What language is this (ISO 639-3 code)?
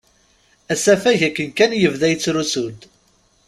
kab